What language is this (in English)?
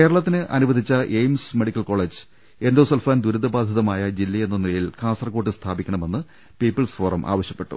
Malayalam